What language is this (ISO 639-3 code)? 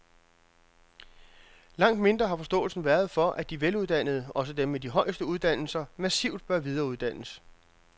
dan